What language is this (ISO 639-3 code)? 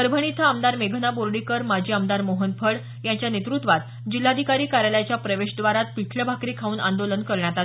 mar